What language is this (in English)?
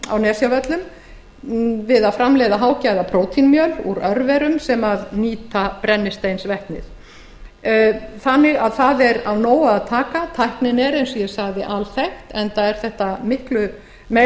Icelandic